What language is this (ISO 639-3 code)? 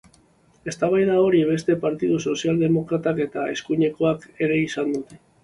eus